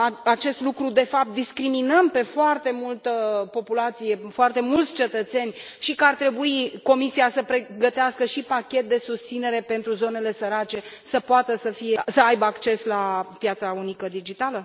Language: Romanian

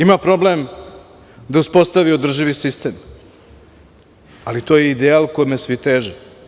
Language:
Serbian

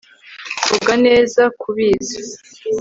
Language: Kinyarwanda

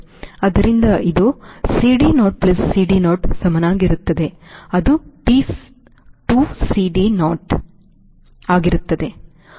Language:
Kannada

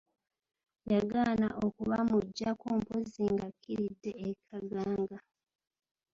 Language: Ganda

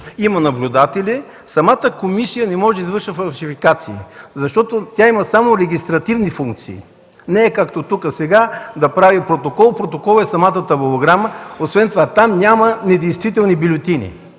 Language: Bulgarian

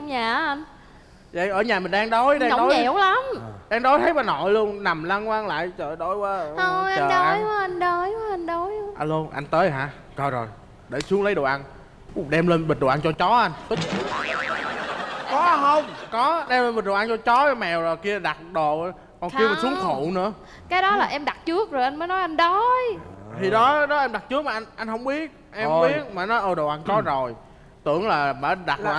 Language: Vietnamese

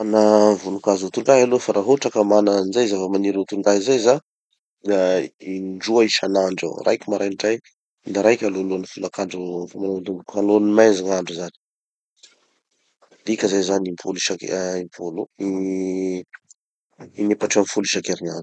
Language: Tanosy Malagasy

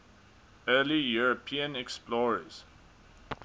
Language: English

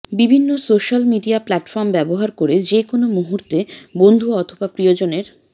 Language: Bangla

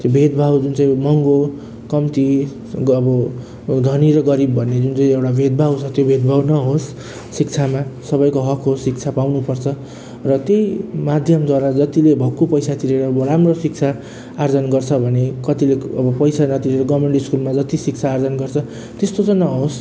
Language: Nepali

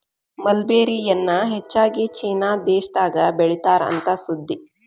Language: Kannada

